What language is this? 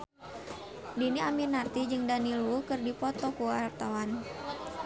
Sundanese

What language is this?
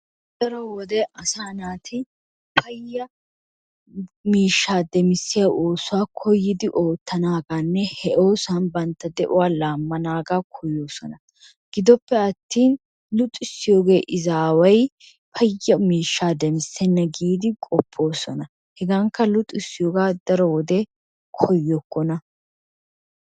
Wolaytta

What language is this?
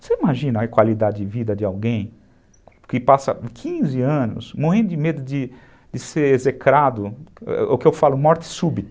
Portuguese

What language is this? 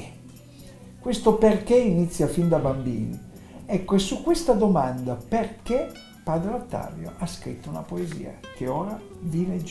Italian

